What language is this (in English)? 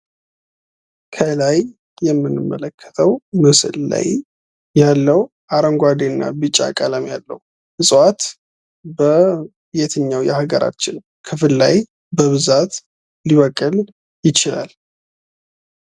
Amharic